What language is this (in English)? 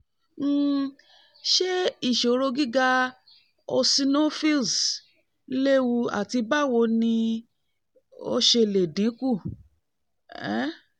Yoruba